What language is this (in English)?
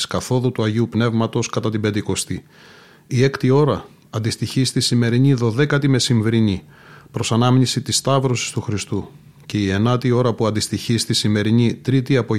Greek